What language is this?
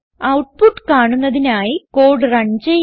Malayalam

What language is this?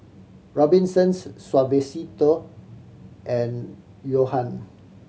English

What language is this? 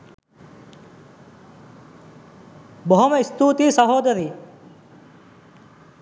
Sinhala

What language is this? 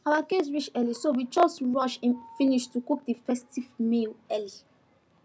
Nigerian Pidgin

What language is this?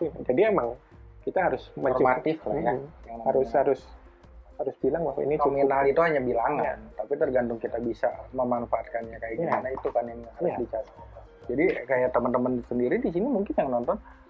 Indonesian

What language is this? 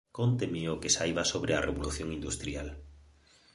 Galician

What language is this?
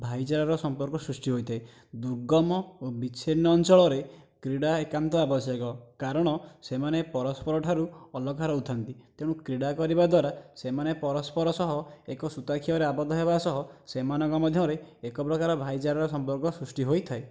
Odia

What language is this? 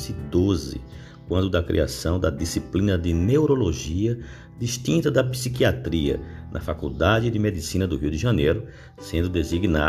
Portuguese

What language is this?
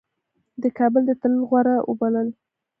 Pashto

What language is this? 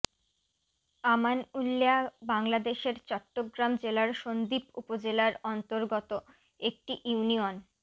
Bangla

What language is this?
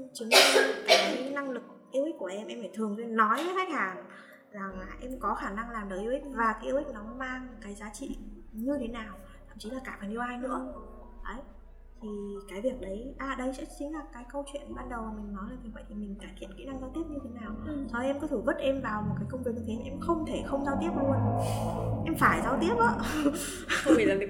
Vietnamese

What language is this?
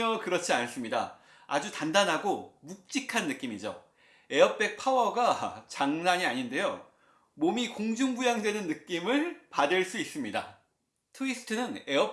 Korean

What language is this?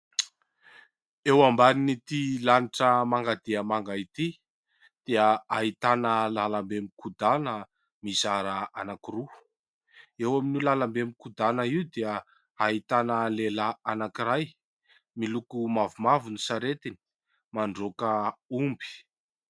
Malagasy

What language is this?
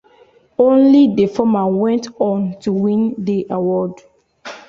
English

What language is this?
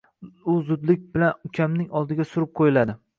Uzbek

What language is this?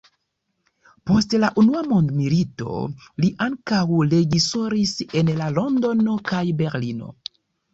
Esperanto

